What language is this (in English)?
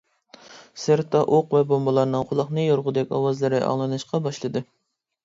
Uyghur